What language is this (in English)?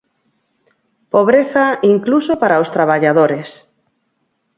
Galician